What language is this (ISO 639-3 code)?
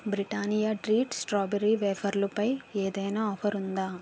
tel